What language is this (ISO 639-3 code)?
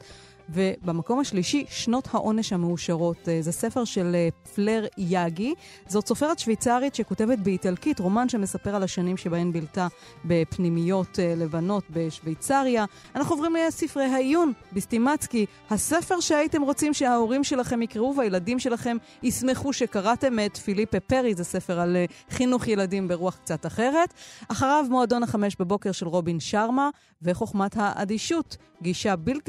heb